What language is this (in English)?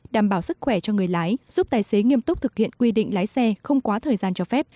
Vietnamese